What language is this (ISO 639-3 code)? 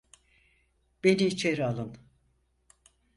tur